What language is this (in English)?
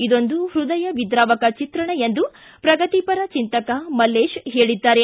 Kannada